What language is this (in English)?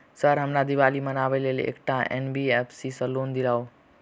Maithili